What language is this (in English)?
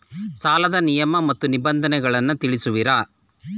Kannada